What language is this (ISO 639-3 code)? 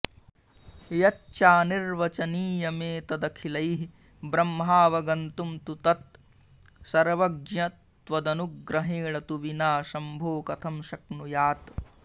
san